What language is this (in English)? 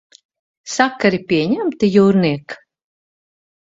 Latvian